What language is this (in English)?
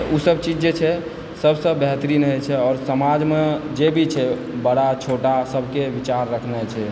Maithili